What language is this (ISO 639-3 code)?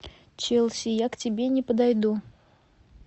rus